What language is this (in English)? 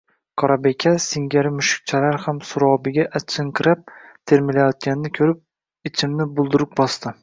Uzbek